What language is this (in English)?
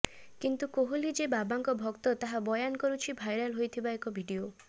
Odia